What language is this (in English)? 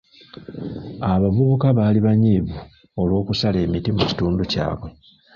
Ganda